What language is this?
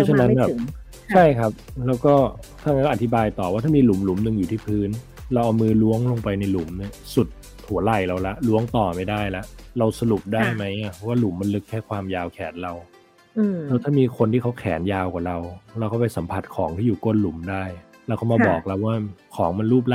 Thai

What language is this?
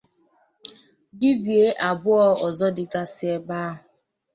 Igbo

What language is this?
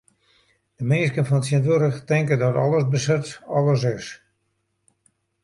Western Frisian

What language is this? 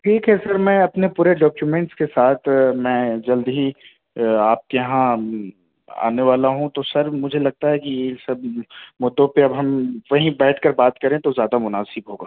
Urdu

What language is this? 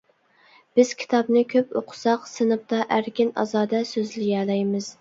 Uyghur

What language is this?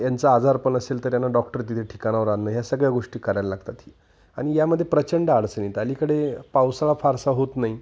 Marathi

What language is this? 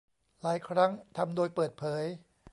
Thai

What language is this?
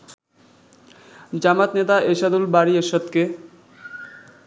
Bangla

